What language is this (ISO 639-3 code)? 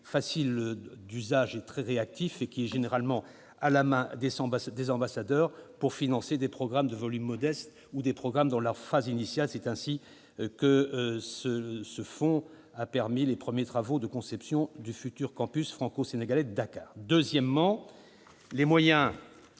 fra